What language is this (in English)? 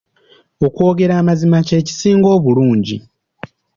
Ganda